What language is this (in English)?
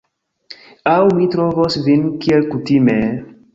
Esperanto